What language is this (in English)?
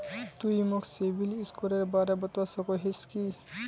Magahi